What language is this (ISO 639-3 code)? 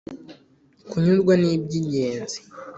kin